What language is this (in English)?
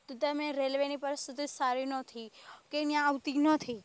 Gujarati